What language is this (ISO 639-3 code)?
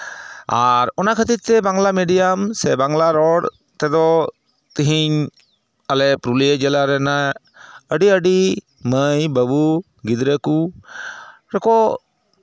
sat